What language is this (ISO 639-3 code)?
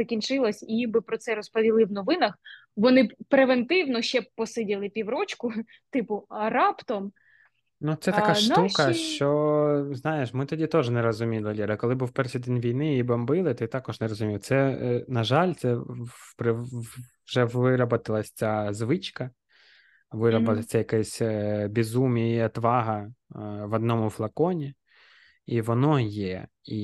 ukr